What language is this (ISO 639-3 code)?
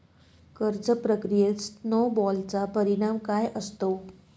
mar